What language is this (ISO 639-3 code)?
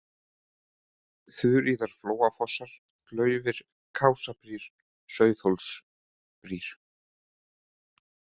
isl